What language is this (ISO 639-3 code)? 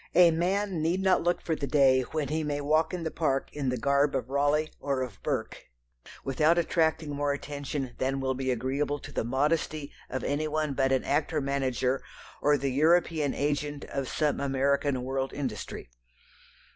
eng